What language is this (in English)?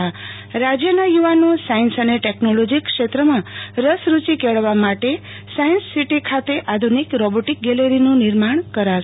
Gujarati